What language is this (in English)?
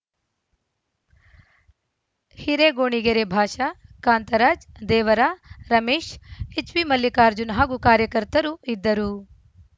Kannada